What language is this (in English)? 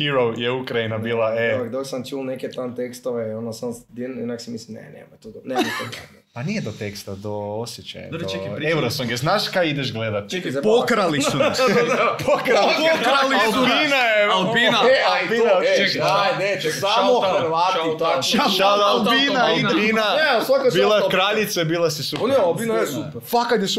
Croatian